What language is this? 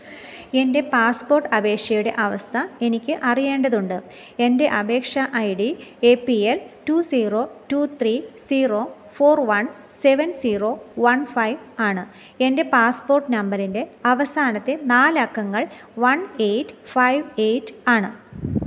Malayalam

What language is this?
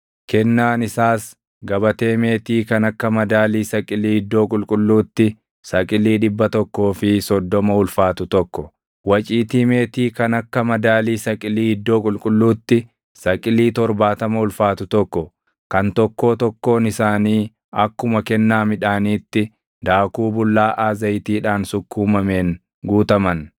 Oromo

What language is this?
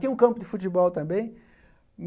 Portuguese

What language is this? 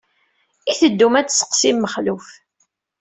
Kabyle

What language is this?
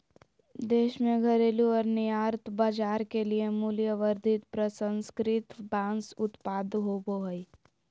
Magahi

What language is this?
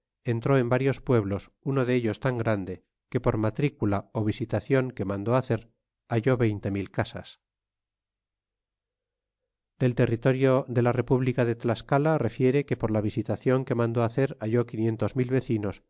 Spanish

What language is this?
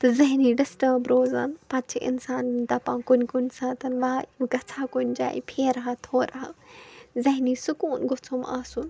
Kashmiri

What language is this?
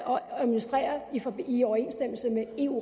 Danish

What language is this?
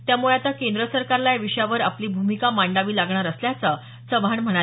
Marathi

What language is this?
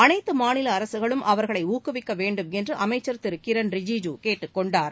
Tamil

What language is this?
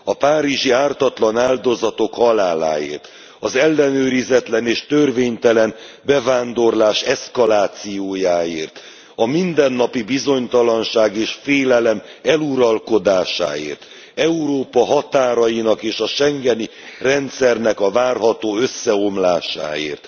Hungarian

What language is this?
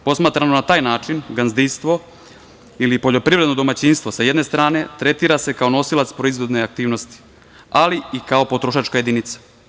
Serbian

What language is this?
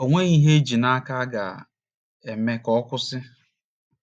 Igbo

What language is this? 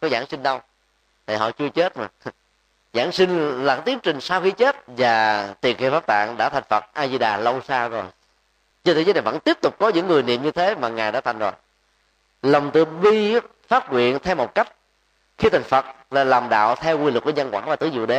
Vietnamese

